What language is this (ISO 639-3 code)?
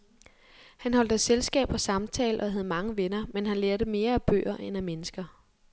dan